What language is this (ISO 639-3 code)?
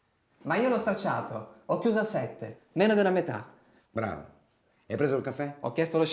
ita